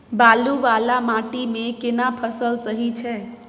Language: Maithili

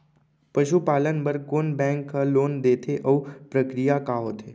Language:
Chhattisgarhi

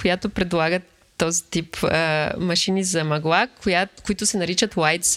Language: Bulgarian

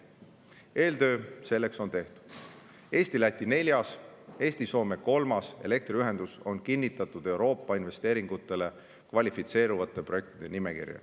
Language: Estonian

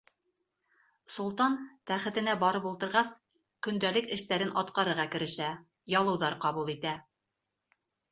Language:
Bashkir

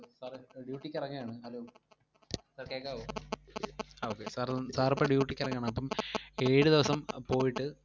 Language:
Malayalam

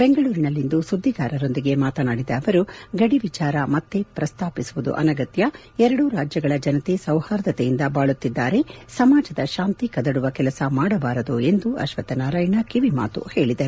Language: Kannada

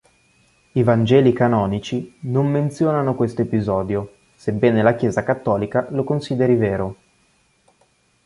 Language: Italian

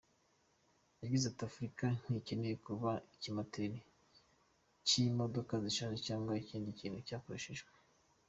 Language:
Kinyarwanda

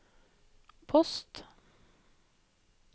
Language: Norwegian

